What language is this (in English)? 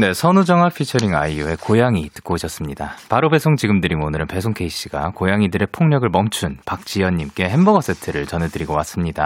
Korean